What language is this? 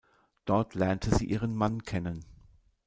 German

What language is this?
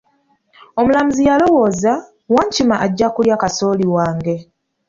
Ganda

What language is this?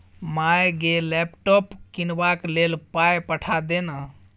Maithili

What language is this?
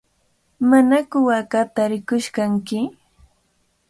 Cajatambo North Lima Quechua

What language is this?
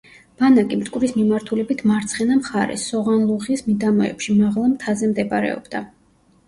Georgian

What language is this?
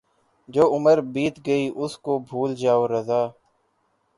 Urdu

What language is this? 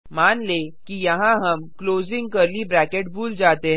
Hindi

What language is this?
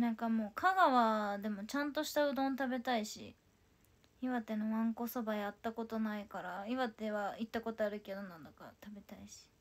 Japanese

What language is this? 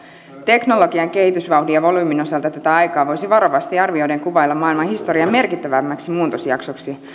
Finnish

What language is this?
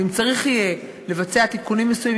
Hebrew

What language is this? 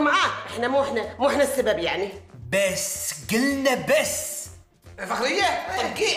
Arabic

